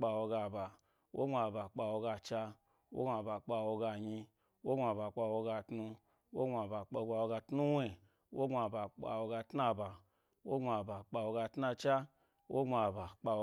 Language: Gbari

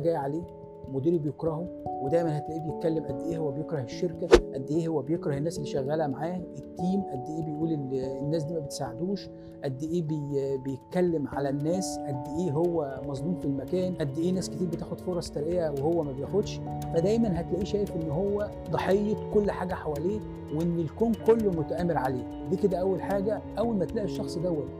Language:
Arabic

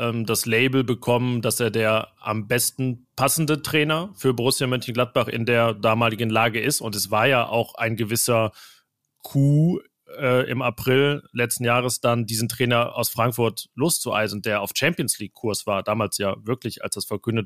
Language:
German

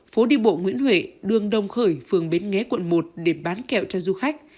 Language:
Vietnamese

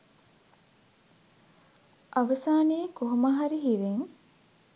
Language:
Sinhala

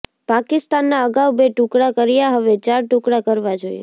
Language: Gujarati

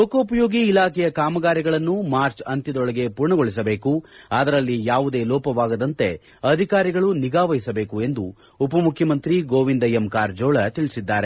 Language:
Kannada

